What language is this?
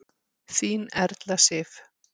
Icelandic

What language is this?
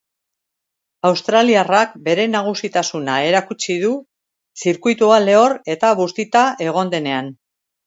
Basque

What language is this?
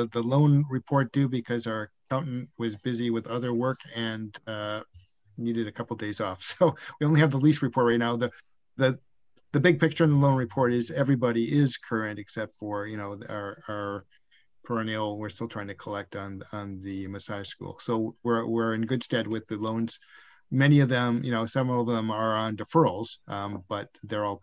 English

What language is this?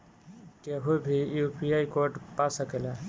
Bhojpuri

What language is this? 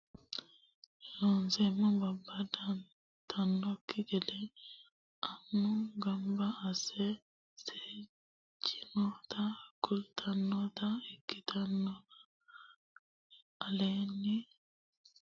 Sidamo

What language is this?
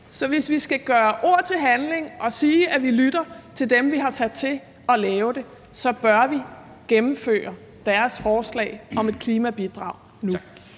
Danish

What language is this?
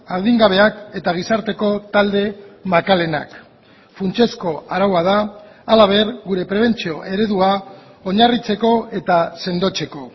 Basque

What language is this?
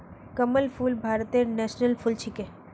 Magahi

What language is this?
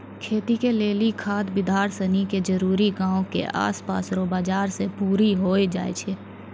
Maithili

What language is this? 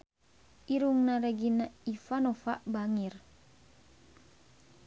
Sundanese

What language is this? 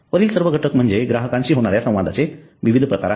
Marathi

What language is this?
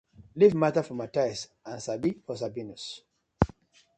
Nigerian Pidgin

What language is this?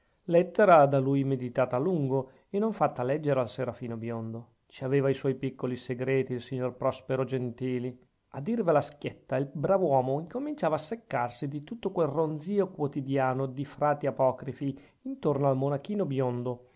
Italian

